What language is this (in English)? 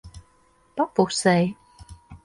Latvian